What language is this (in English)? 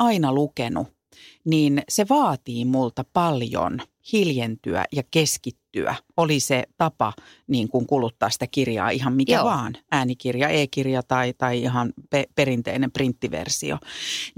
Finnish